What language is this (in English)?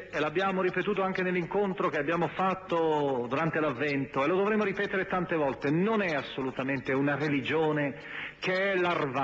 Italian